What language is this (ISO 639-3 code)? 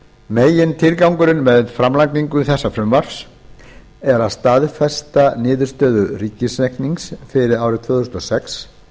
isl